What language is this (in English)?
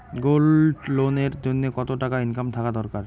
Bangla